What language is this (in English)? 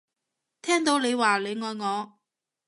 Cantonese